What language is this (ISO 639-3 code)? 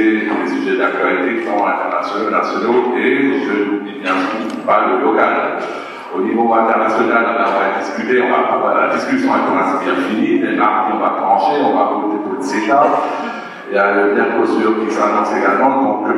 fra